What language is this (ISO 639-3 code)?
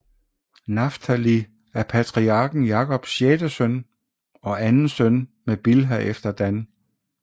dan